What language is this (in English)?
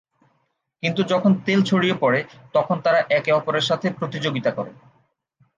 Bangla